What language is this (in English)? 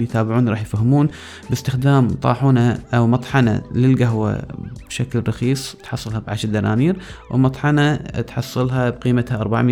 Arabic